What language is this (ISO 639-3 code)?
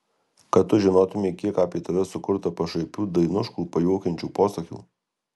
lit